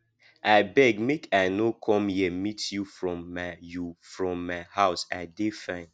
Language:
Nigerian Pidgin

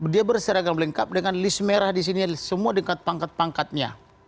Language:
Indonesian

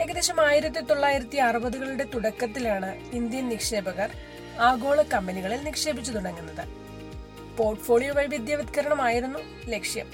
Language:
Malayalam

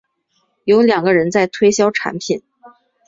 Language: Chinese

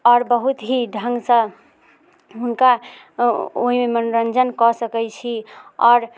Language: Maithili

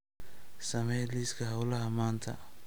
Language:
Somali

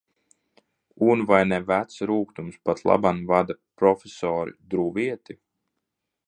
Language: Latvian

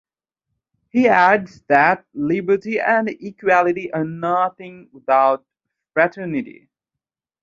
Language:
English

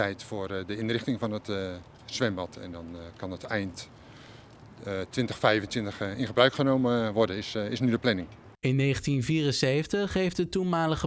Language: Dutch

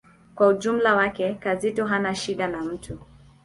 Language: Swahili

